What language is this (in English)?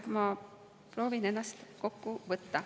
Estonian